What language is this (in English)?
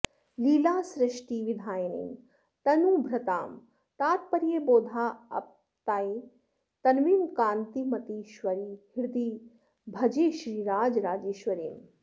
Sanskrit